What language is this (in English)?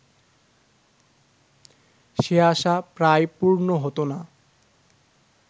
Bangla